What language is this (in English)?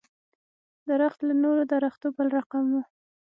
Pashto